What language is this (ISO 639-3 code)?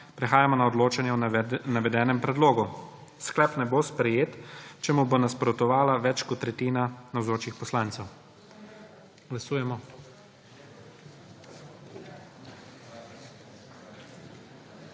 slv